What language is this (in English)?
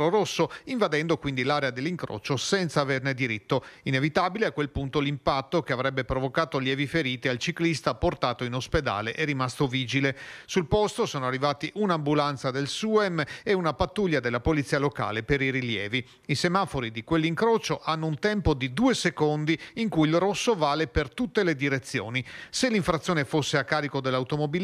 Italian